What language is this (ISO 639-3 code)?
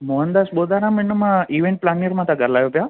snd